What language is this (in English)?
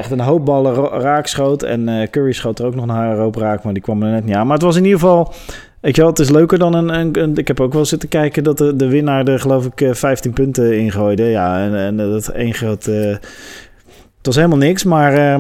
Dutch